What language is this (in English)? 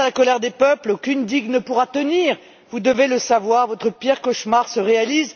French